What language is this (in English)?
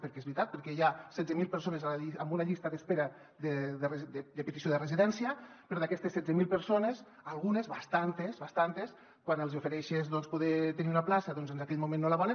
Catalan